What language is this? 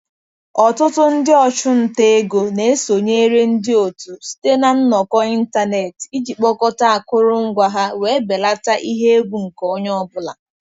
Igbo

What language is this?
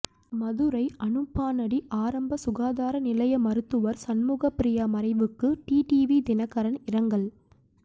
Tamil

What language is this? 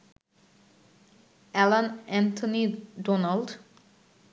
Bangla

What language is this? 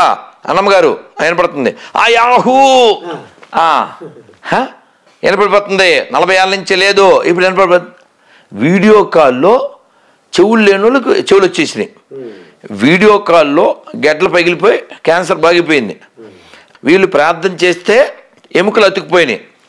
Telugu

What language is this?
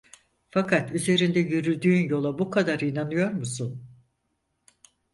Turkish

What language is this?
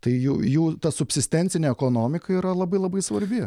Lithuanian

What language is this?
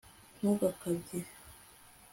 Kinyarwanda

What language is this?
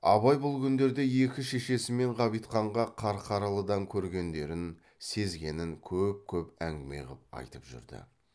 Kazakh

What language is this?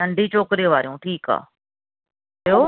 Sindhi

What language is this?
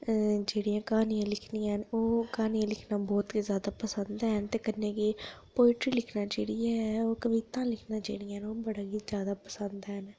Dogri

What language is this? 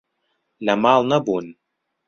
Central Kurdish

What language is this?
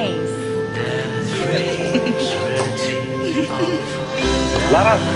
Indonesian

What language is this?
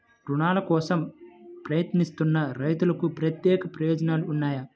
Telugu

